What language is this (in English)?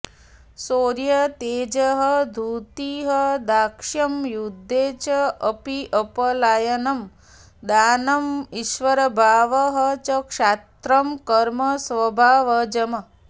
Sanskrit